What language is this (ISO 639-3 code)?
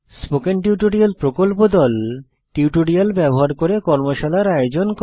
ben